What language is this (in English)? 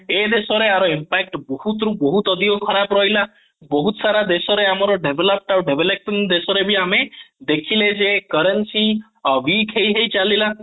Odia